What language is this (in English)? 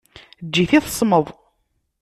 Kabyle